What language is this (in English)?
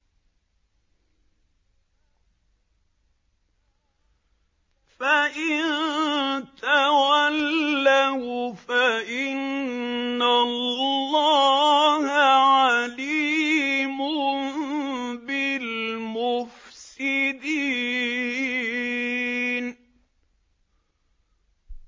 Arabic